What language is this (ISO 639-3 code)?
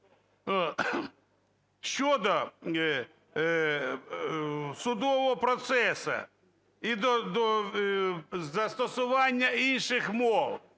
ukr